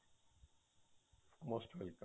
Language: Punjabi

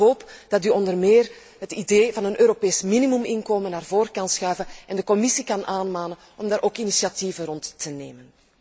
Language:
Dutch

